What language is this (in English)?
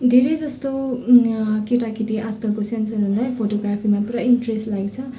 Nepali